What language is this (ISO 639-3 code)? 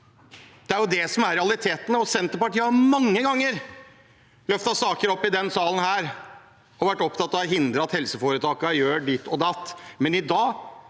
nor